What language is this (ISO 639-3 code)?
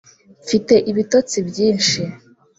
kin